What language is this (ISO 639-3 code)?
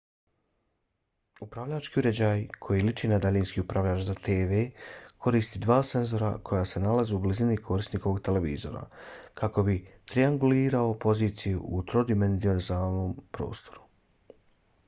bos